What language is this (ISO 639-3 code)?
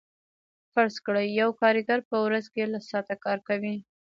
pus